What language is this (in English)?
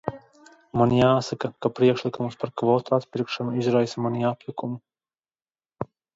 Latvian